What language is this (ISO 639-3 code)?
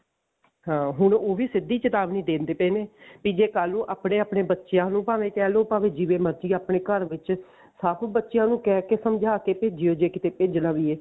pan